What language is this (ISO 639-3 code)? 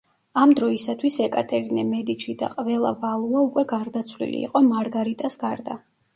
kat